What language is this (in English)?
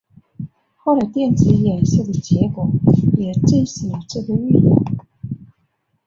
Chinese